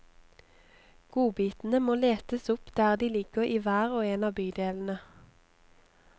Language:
Norwegian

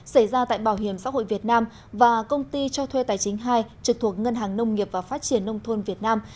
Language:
Vietnamese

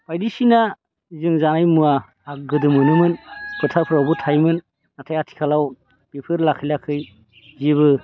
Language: Bodo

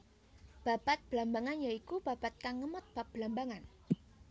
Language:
Javanese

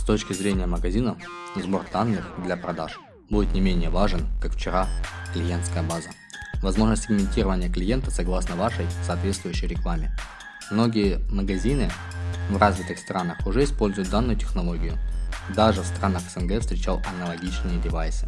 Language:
Russian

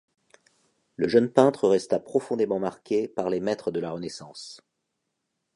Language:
French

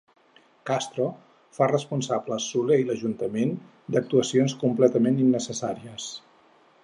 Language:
Catalan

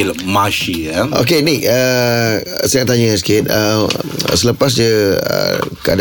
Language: Malay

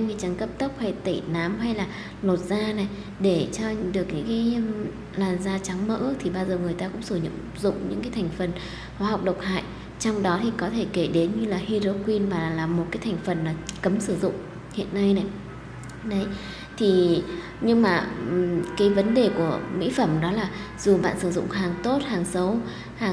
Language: Vietnamese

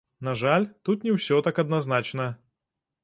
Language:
Belarusian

